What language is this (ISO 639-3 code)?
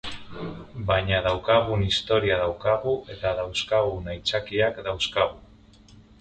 eus